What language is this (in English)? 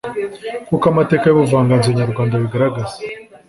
Kinyarwanda